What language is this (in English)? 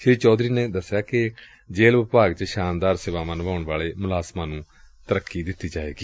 Punjabi